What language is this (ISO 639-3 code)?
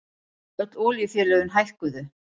isl